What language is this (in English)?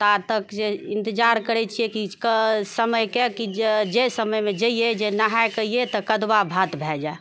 Maithili